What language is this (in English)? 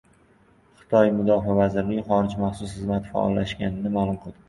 Uzbek